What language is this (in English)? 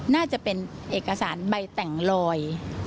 Thai